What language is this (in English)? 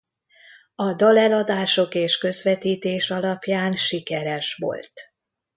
Hungarian